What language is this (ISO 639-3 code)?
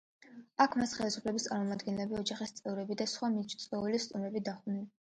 kat